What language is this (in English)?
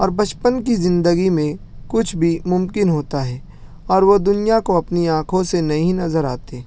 Urdu